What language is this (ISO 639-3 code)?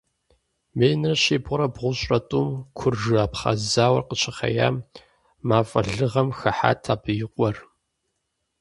kbd